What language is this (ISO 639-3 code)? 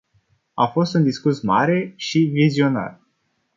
ron